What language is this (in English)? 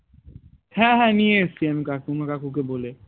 Bangla